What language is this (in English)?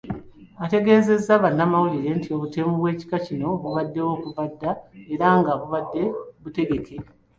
Ganda